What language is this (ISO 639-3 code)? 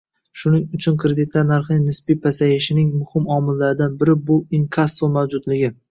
uzb